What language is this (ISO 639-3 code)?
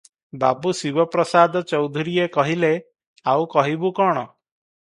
ori